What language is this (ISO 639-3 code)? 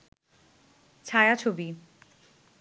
ben